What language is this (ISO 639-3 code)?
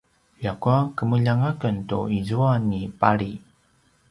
pwn